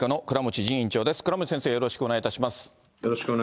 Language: Japanese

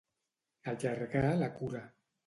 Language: Catalan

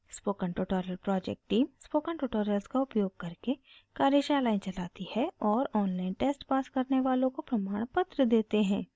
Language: Hindi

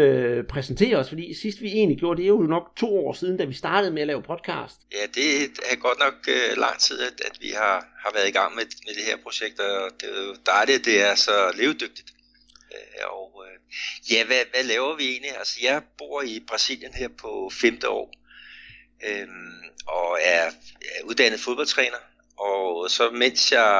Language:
Danish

